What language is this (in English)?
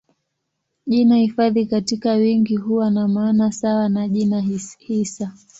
Swahili